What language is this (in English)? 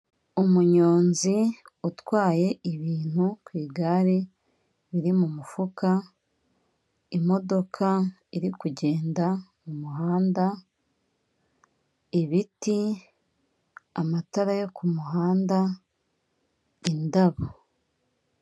Kinyarwanda